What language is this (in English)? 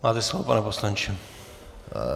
Czech